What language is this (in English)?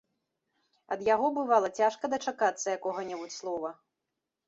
Belarusian